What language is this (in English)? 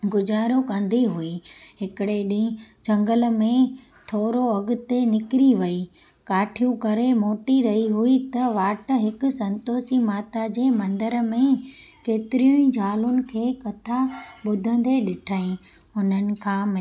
Sindhi